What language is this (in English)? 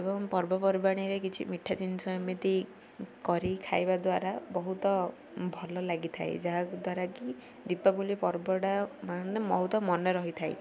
Odia